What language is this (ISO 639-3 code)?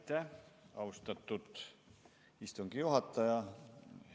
est